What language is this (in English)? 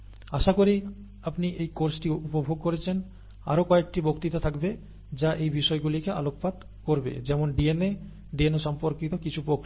Bangla